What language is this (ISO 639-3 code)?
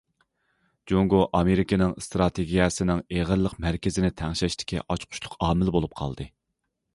uig